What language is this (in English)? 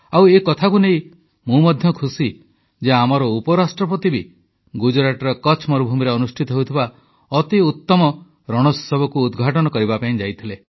Odia